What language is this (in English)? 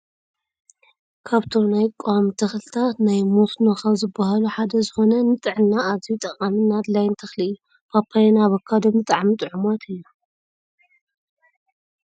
Tigrinya